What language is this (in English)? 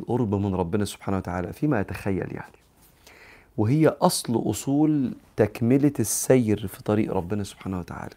Arabic